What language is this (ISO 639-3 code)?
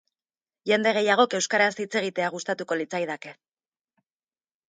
eus